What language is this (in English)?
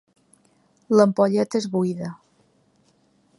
Catalan